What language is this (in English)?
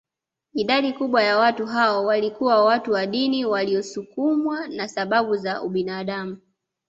Swahili